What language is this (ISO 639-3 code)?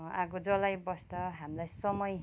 nep